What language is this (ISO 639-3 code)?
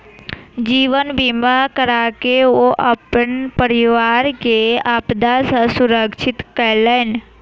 mai